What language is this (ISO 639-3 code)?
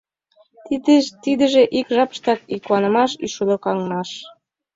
chm